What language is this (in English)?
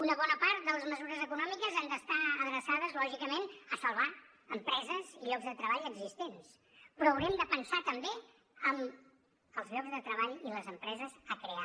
Catalan